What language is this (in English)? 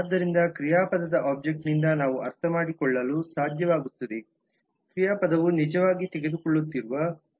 Kannada